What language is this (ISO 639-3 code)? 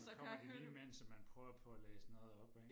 dan